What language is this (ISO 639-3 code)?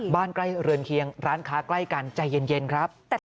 tha